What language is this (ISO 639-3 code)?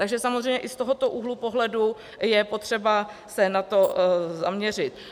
ces